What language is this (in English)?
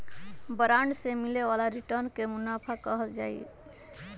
Magahi